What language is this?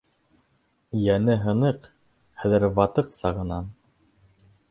Bashkir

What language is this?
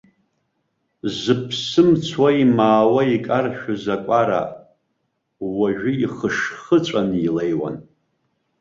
Abkhazian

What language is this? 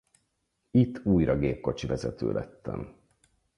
Hungarian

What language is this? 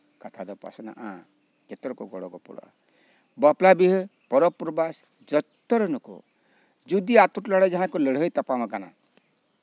Santali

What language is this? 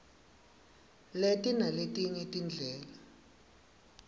Swati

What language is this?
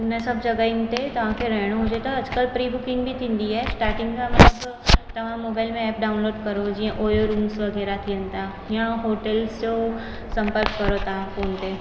Sindhi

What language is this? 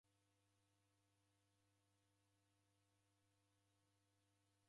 Taita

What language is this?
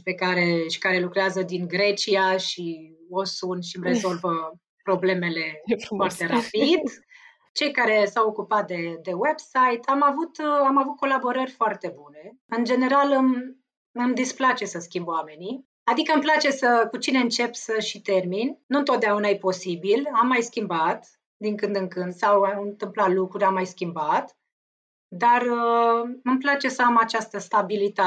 Romanian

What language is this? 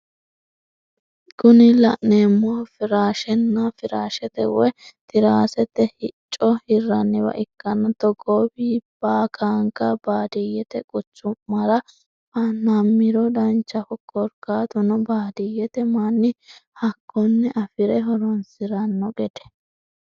Sidamo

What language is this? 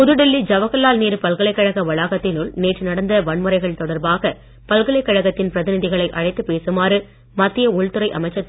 Tamil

